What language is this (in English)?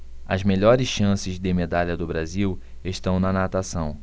Portuguese